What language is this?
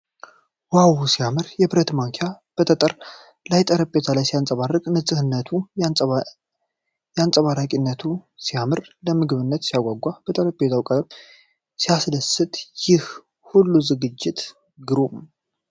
Amharic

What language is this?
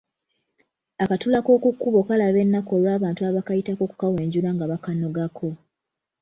Ganda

